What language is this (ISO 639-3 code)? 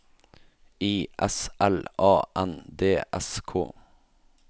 nor